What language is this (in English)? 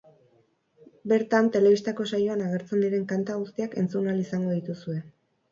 Basque